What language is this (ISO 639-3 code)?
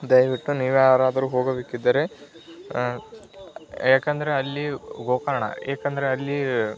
kan